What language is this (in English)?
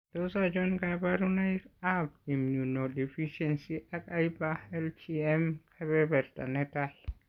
Kalenjin